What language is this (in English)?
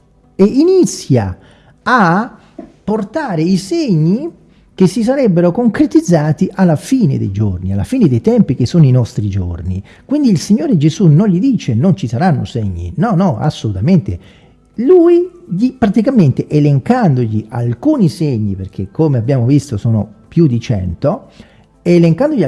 Italian